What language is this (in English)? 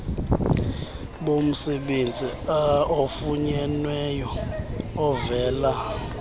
Xhosa